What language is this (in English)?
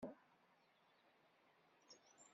Kabyle